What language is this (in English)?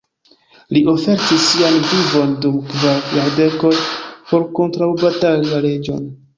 Esperanto